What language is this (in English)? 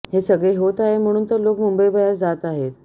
Marathi